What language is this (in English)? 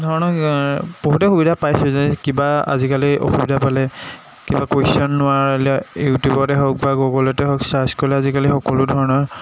Assamese